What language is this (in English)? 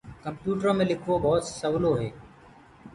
Gurgula